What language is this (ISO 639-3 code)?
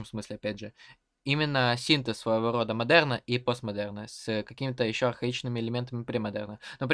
rus